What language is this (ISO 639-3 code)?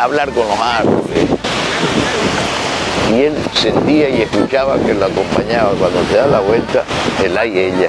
spa